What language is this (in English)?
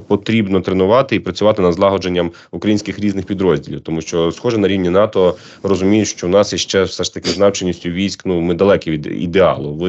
Ukrainian